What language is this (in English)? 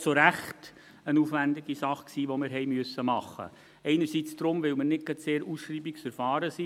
Swiss German